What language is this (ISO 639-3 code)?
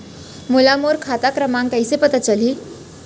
hne